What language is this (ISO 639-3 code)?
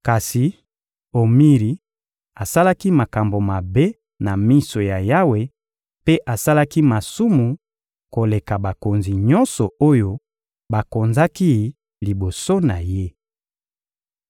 lin